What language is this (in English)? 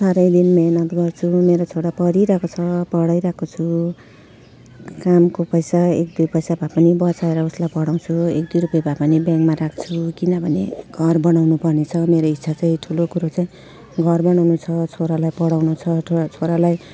Nepali